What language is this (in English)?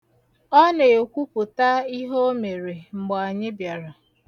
Igbo